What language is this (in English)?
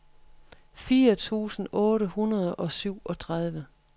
Danish